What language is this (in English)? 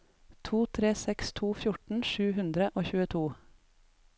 Norwegian